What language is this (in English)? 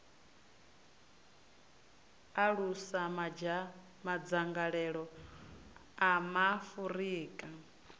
Venda